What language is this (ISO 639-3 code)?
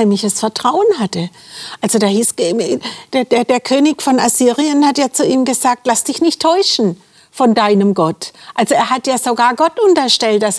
deu